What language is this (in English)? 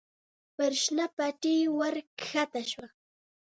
Pashto